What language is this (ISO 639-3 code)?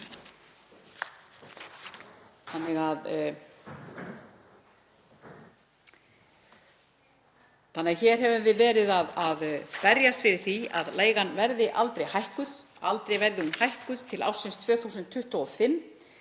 isl